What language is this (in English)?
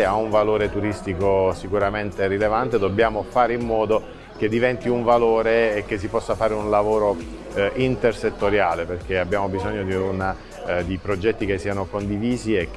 Italian